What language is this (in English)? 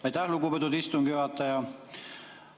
Estonian